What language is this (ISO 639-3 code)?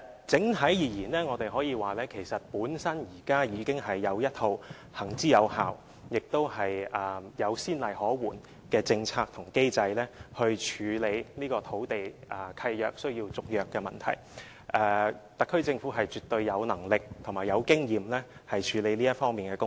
yue